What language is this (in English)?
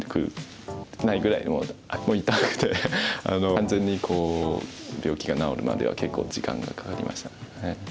Japanese